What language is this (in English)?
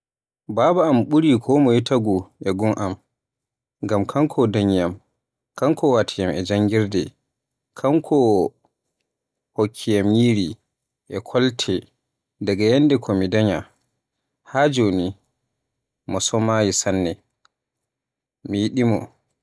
Borgu Fulfulde